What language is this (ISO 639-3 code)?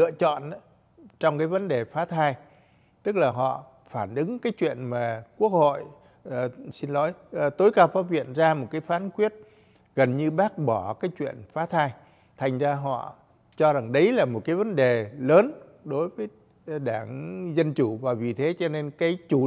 vie